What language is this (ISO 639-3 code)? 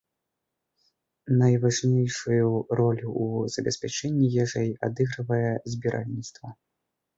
bel